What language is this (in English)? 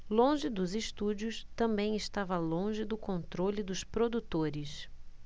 Portuguese